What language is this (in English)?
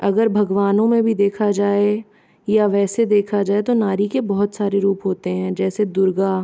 Hindi